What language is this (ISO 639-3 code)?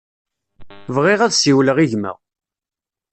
kab